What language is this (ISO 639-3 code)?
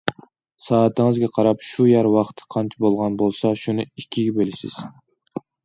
uig